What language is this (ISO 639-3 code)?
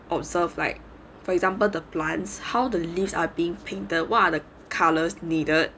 eng